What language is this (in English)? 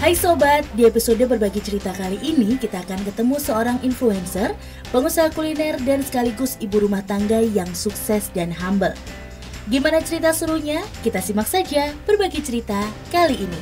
Indonesian